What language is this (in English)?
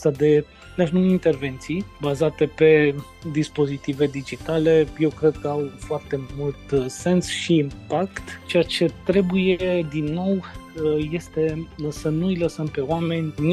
Romanian